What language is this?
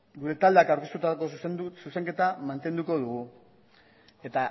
Basque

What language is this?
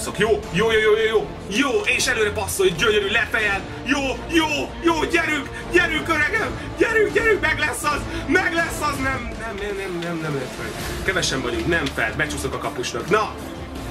Hungarian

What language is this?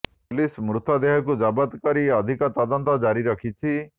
Odia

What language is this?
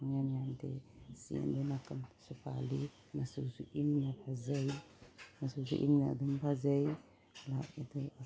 Manipuri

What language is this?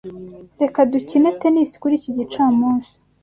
Kinyarwanda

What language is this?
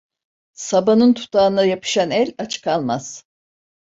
Turkish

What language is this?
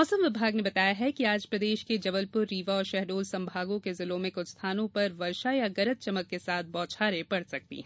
Hindi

